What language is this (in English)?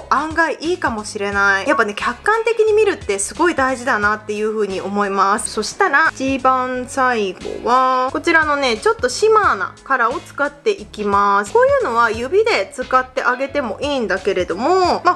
Japanese